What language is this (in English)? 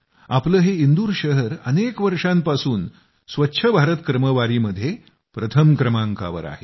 Marathi